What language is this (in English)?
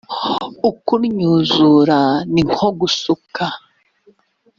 Kinyarwanda